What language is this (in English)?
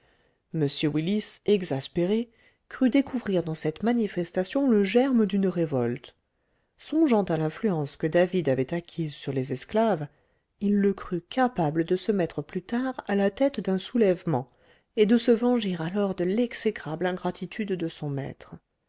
French